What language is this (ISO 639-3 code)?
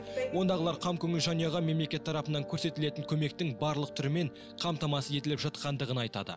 kaz